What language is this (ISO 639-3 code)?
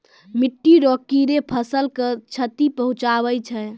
mai